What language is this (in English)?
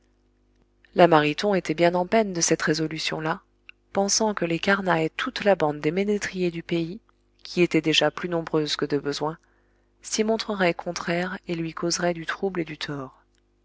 French